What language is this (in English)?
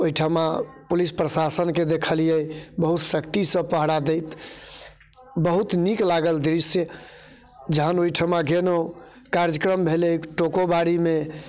Maithili